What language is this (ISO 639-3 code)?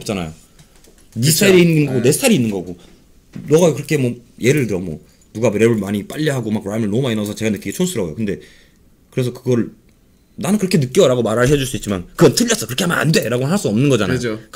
kor